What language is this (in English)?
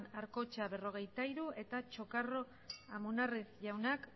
Basque